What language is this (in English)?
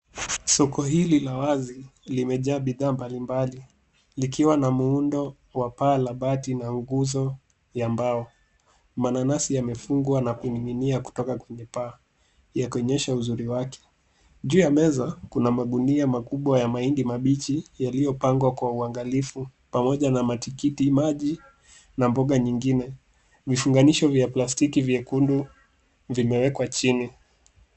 Swahili